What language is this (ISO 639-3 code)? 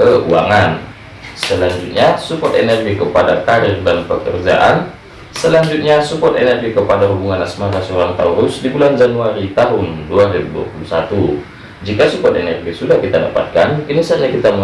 ind